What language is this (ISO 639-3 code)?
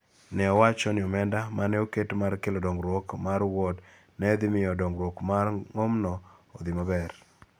luo